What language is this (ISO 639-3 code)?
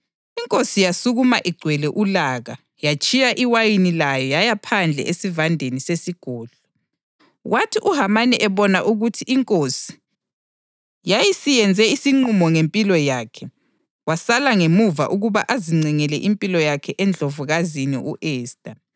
nde